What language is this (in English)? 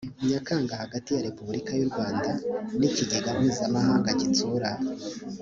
Kinyarwanda